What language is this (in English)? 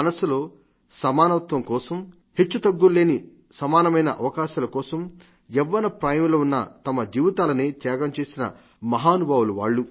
Telugu